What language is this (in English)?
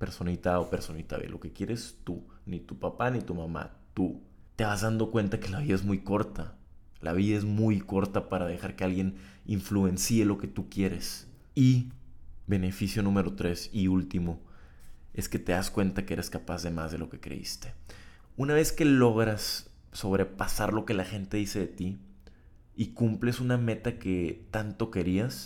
Spanish